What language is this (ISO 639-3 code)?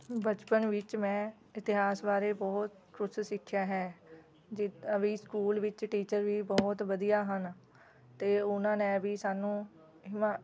pan